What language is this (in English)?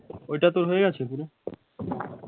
Bangla